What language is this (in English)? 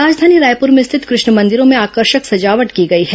Hindi